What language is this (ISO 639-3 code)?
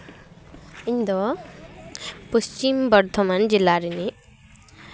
sat